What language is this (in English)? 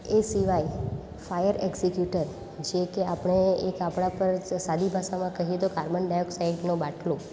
Gujarati